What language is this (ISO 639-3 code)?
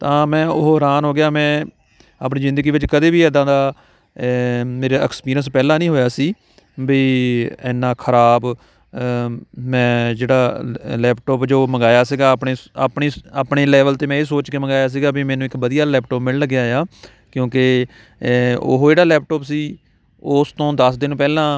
pan